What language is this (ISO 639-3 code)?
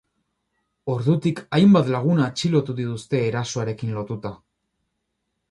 eus